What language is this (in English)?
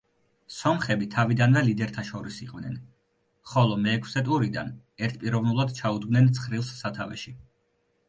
Georgian